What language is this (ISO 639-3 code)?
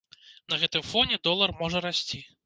bel